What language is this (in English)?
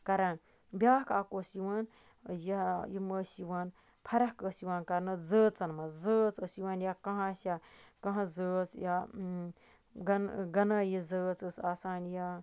Kashmiri